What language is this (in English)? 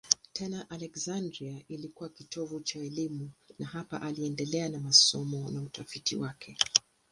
Swahili